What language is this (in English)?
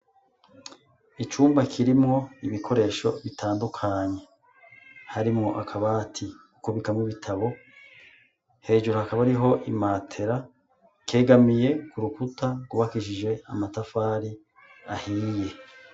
Rundi